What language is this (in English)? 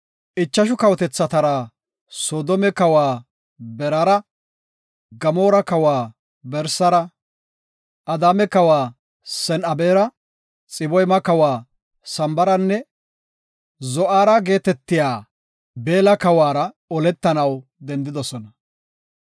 Gofa